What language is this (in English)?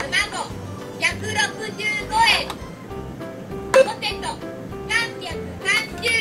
Japanese